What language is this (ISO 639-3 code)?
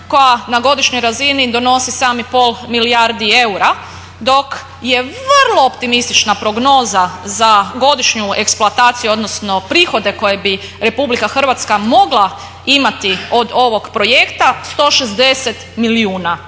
hrv